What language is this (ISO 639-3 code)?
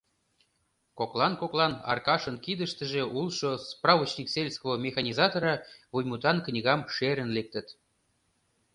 chm